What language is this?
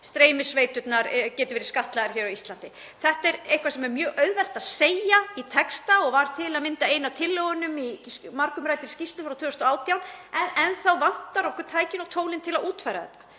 Icelandic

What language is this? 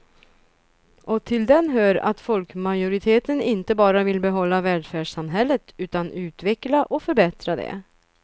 Swedish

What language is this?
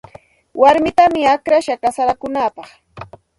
Santa Ana de Tusi Pasco Quechua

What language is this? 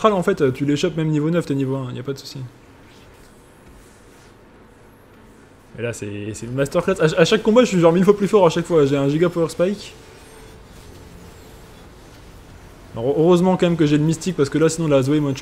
French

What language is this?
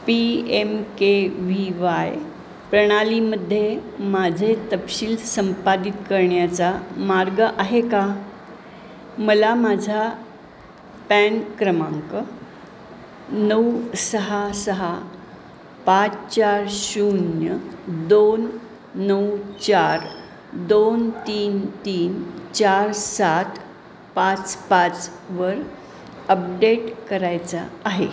Marathi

